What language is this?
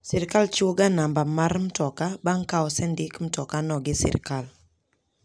Luo (Kenya and Tanzania)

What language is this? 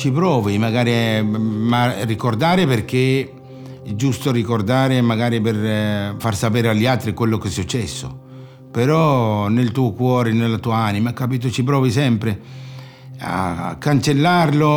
Italian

